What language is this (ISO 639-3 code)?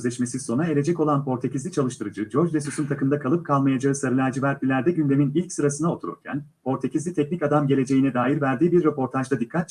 tur